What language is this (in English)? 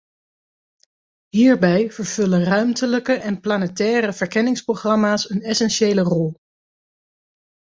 Dutch